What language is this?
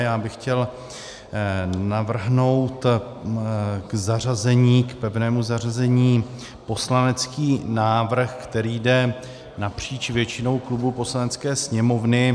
Czech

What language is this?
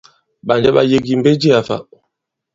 Bankon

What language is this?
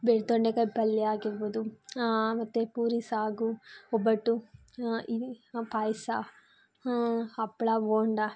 Kannada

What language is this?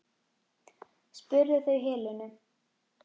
Icelandic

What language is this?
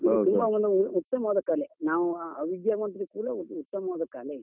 Kannada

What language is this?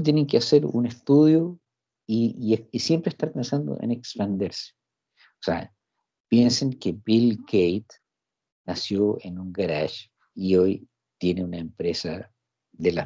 Spanish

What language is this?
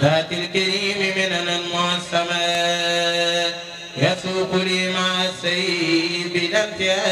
Arabic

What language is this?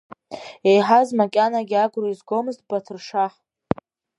Abkhazian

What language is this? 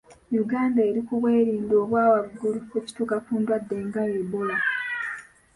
Ganda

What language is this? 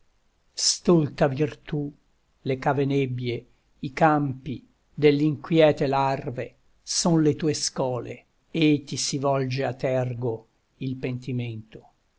Italian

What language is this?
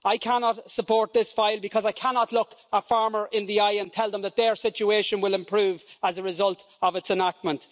English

